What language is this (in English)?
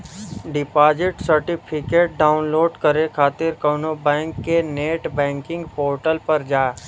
Bhojpuri